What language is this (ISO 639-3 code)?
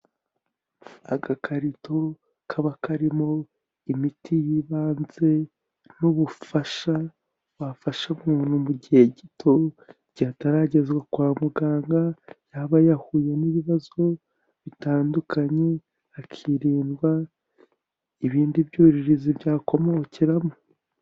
kin